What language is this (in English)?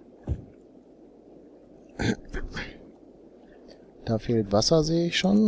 German